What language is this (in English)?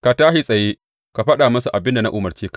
Hausa